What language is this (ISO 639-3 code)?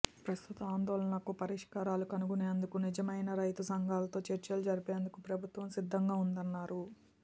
tel